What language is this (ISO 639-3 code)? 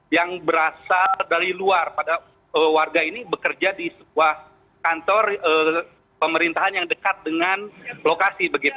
ind